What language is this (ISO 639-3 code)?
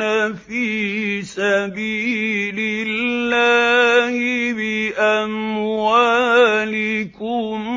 ara